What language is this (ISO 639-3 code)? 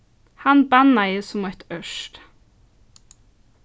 fao